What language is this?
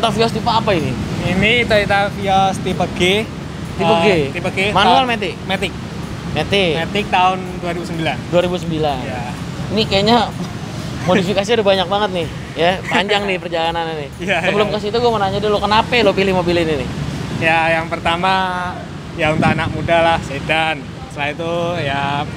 Indonesian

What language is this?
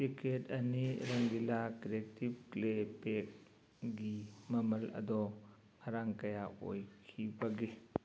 Manipuri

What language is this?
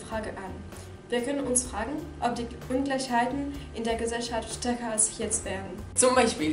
German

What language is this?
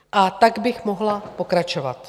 Czech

